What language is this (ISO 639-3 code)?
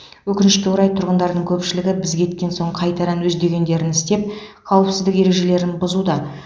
kaz